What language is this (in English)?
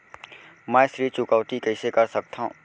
Chhattisgarhi